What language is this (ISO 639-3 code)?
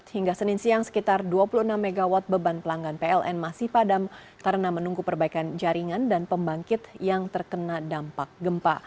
ind